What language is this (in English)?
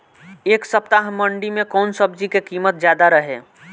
Bhojpuri